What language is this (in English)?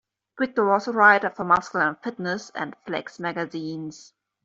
English